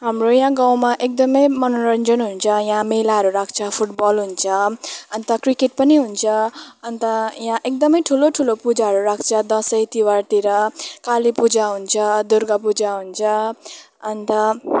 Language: Nepali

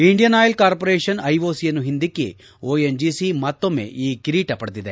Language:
Kannada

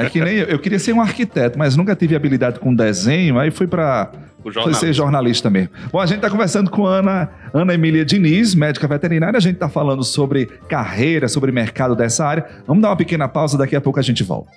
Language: Portuguese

